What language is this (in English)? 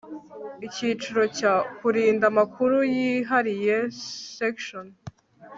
Kinyarwanda